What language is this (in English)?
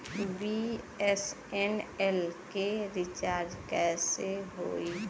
Bhojpuri